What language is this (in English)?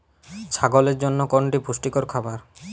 Bangla